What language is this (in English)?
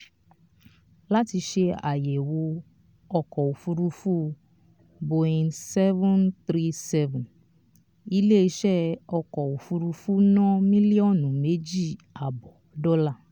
Yoruba